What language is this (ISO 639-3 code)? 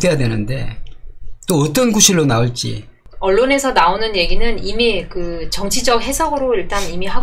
kor